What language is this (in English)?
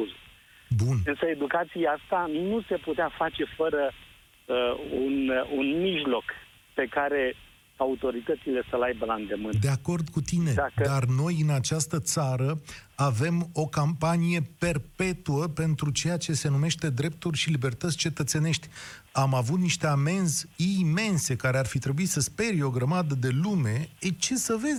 Romanian